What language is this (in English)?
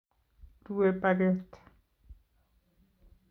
Kalenjin